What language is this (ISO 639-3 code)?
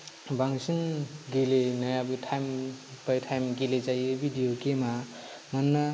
brx